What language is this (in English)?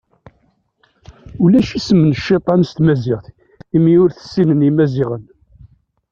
Kabyle